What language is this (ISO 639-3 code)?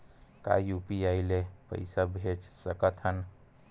hne